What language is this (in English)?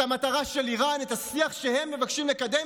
Hebrew